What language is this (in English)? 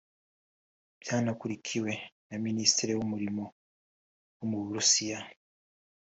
Kinyarwanda